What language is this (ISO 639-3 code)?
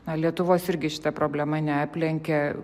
lit